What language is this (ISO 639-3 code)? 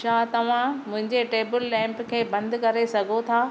snd